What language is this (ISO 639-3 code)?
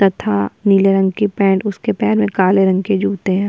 hin